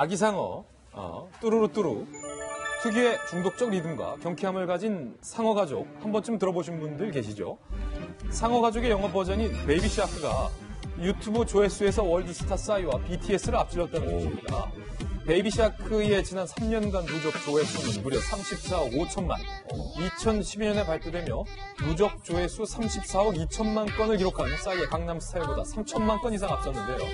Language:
Korean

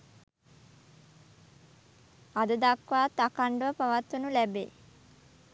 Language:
Sinhala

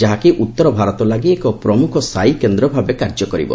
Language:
Odia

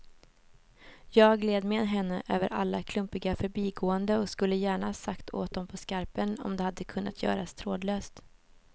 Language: Swedish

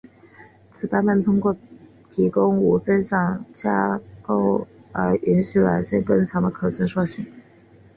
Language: Chinese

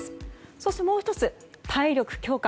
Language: Japanese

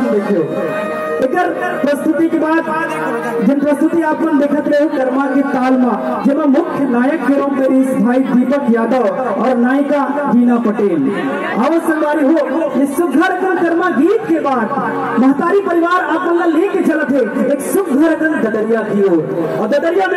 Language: Romanian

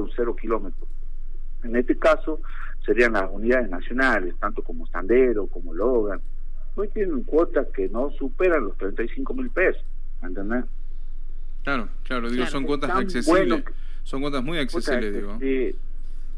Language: Spanish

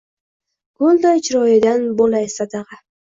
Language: Uzbek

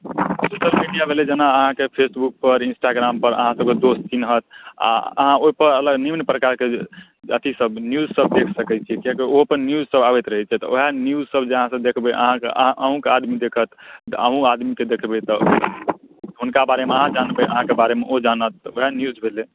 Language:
Maithili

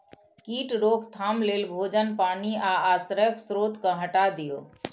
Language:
Maithili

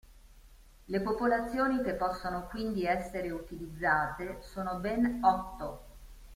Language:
Italian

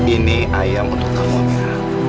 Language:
Indonesian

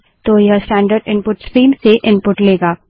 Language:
Hindi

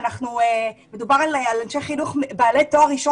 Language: Hebrew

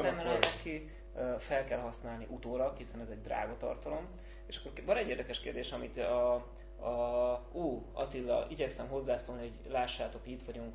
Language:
Hungarian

